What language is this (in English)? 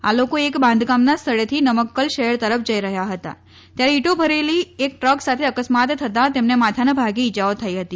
Gujarati